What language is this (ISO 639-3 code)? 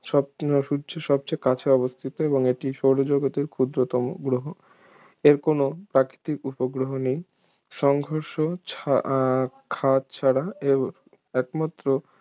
ben